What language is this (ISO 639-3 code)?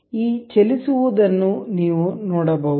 kan